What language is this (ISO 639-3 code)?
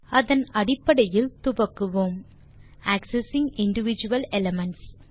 tam